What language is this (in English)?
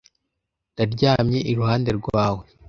Kinyarwanda